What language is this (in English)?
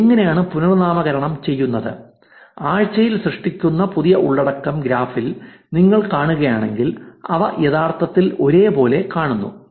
Malayalam